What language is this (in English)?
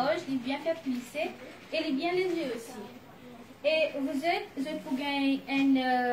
French